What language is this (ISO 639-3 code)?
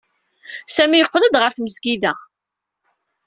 kab